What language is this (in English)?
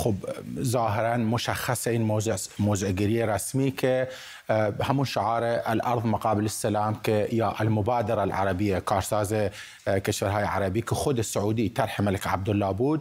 Persian